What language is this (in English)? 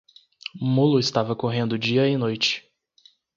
Portuguese